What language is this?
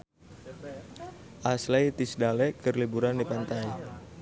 Sundanese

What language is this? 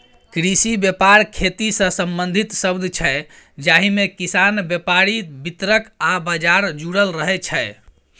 Maithili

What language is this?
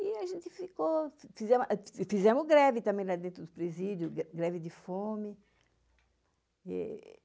Portuguese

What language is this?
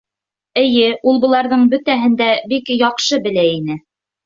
Bashkir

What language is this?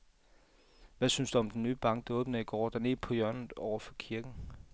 Danish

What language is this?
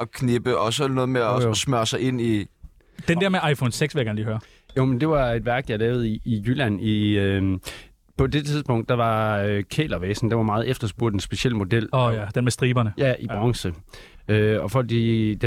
Danish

